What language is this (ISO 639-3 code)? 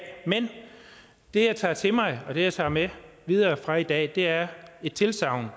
dan